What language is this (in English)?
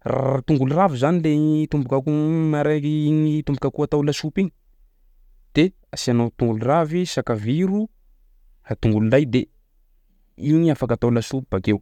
Sakalava Malagasy